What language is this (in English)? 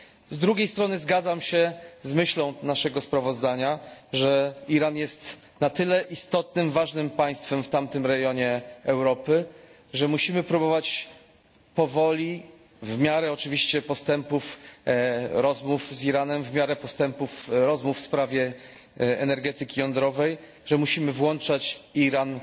Polish